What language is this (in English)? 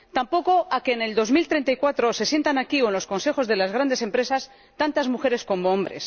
Spanish